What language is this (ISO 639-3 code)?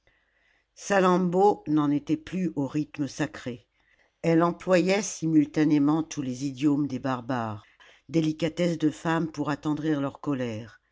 fra